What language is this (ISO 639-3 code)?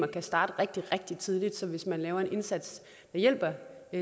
dan